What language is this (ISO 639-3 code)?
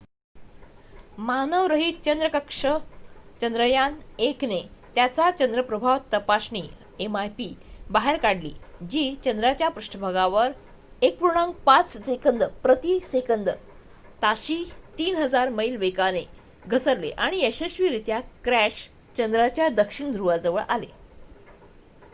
mar